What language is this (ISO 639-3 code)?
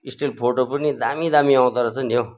nep